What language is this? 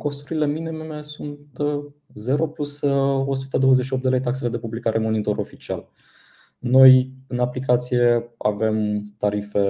Romanian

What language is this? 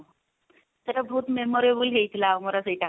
Odia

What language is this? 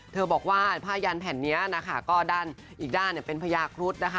Thai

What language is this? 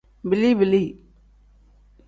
Tem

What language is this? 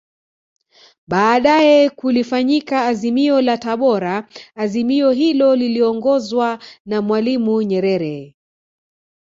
Swahili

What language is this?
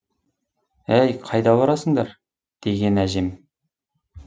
Kazakh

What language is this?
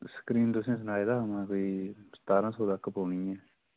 Dogri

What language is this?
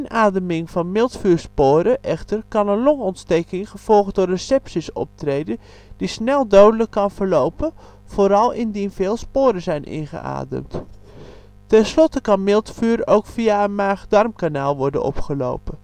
Dutch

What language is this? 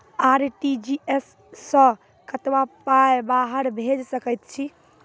Maithili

